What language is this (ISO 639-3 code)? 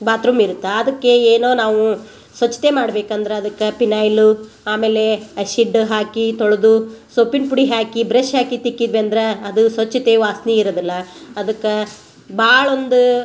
kan